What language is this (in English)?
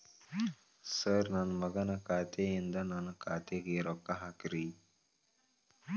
Kannada